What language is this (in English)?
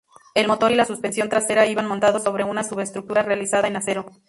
Spanish